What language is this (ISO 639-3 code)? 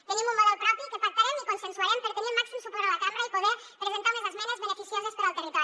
cat